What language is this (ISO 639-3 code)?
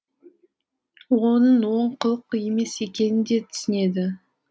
kaz